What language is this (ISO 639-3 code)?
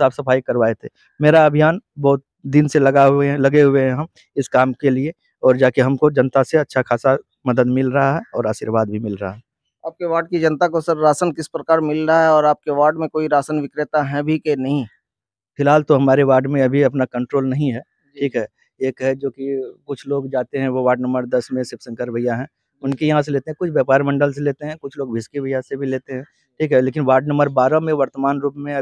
hin